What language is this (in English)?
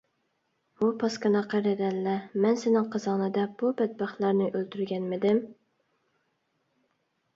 Uyghur